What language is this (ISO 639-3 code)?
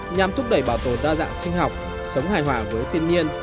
vie